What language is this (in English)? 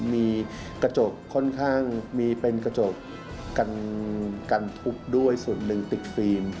Thai